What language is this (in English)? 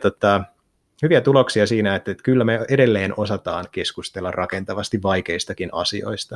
Finnish